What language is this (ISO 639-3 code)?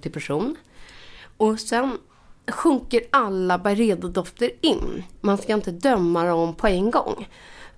swe